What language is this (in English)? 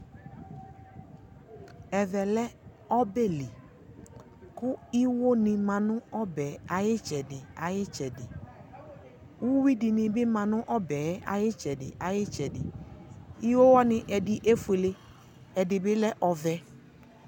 Ikposo